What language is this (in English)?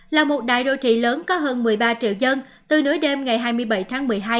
Vietnamese